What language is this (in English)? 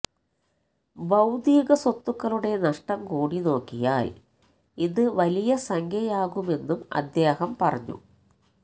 Malayalam